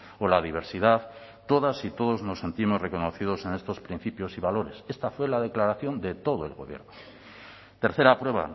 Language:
Spanish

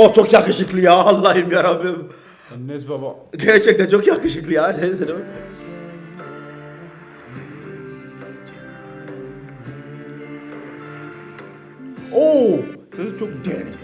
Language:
Turkish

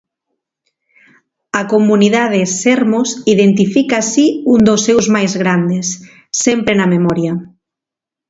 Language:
Galician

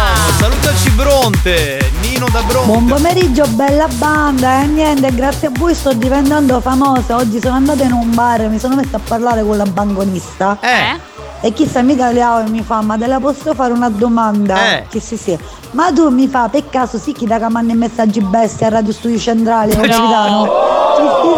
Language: Italian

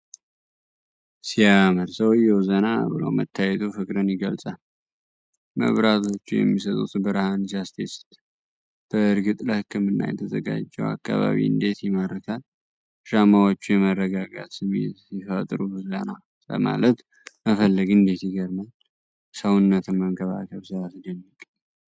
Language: Amharic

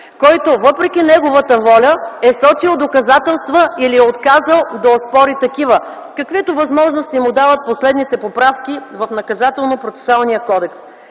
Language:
Bulgarian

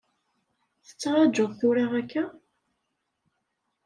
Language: Kabyle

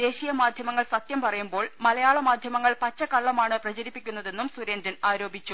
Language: Malayalam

